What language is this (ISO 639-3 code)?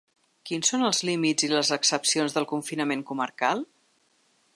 cat